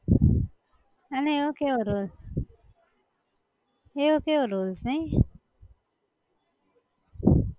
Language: Gujarati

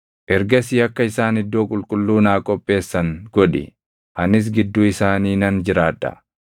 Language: Oromo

